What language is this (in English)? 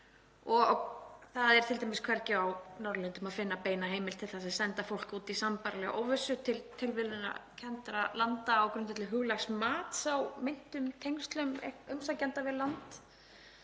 Icelandic